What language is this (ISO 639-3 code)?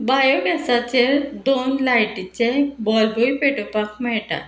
kok